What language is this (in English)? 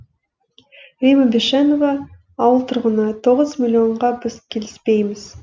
Kazakh